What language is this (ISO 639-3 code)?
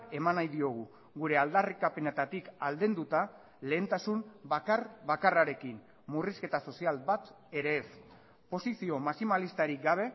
eus